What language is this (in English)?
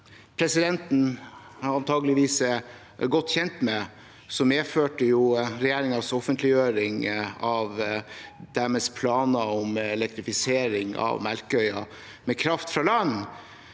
Norwegian